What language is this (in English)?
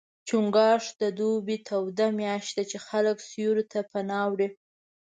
Pashto